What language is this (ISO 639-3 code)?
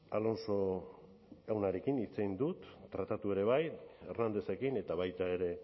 eus